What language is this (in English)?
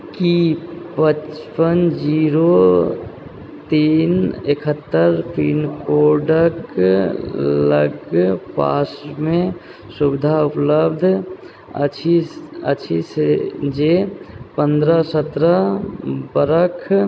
Maithili